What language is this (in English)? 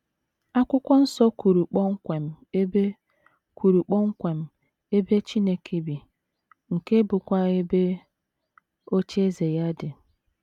Igbo